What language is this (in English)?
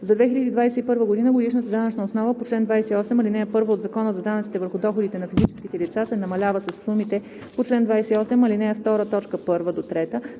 Bulgarian